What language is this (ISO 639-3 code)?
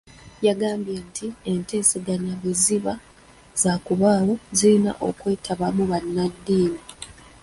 lug